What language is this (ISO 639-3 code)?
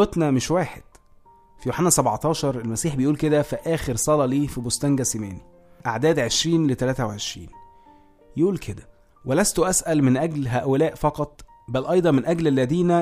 ara